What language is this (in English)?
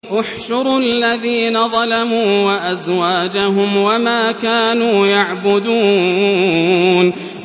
Arabic